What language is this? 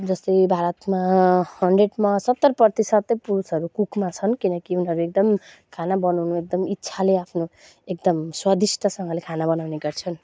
Nepali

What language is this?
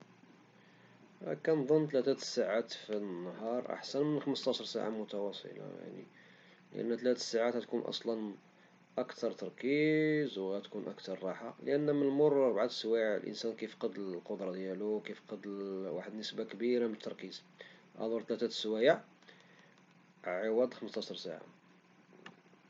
Moroccan Arabic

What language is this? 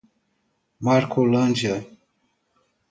Portuguese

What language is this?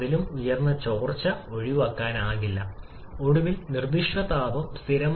Malayalam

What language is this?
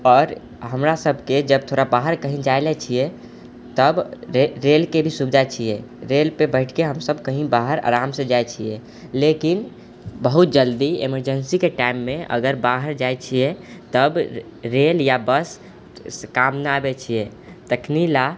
Maithili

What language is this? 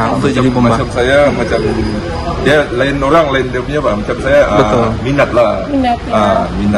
Indonesian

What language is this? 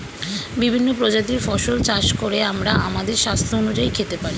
Bangla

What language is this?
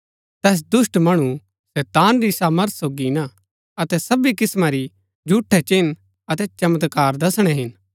Gaddi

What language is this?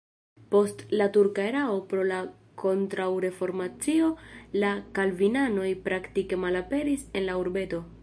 Esperanto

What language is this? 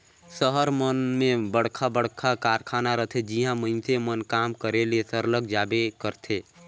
Chhattisgarhi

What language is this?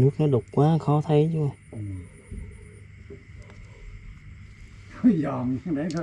Vietnamese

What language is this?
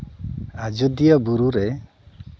Santali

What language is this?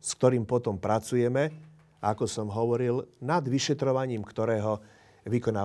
Slovak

